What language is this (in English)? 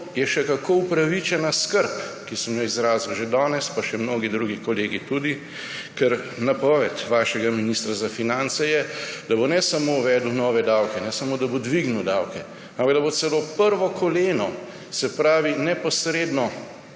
Slovenian